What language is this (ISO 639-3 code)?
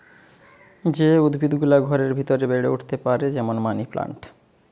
ben